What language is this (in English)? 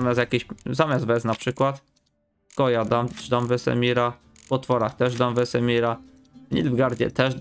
Polish